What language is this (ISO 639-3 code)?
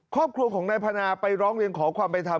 tha